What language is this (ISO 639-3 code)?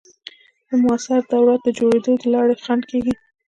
pus